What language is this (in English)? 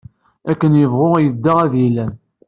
Kabyle